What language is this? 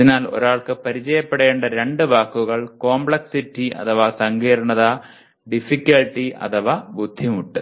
Malayalam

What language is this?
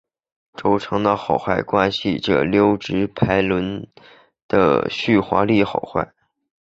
Chinese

